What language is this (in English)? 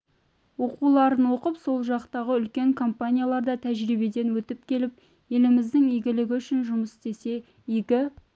Kazakh